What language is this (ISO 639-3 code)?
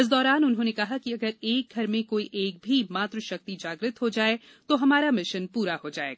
hin